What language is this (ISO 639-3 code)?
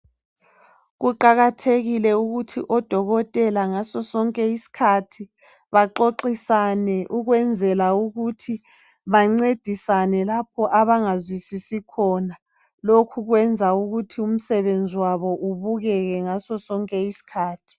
nde